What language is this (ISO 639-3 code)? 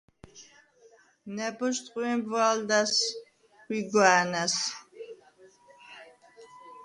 sva